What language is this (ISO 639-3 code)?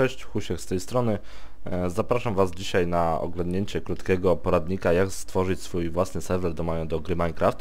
pol